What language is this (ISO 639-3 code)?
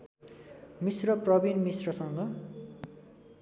nep